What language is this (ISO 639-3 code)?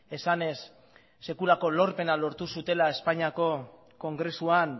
eus